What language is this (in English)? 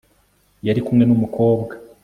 Kinyarwanda